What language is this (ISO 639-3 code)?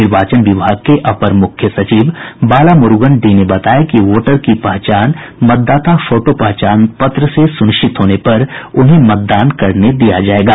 hin